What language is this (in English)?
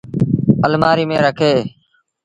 Sindhi Bhil